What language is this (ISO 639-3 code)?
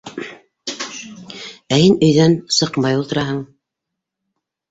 bak